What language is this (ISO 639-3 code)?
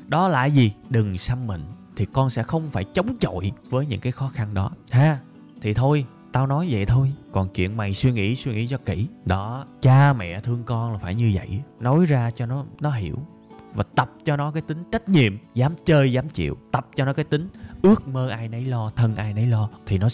vie